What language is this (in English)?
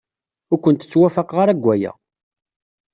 Kabyle